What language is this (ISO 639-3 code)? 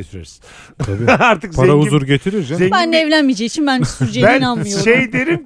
tur